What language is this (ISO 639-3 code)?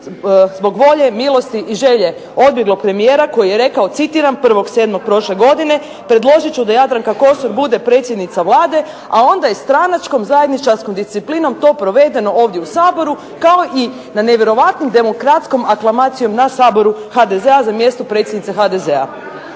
hrv